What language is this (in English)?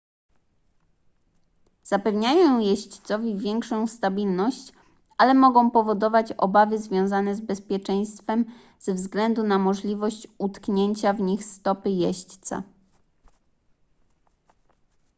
Polish